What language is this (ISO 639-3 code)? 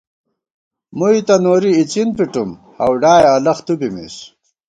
gwt